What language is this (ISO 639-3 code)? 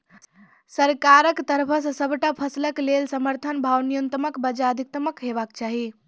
mai